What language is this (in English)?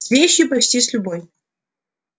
Russian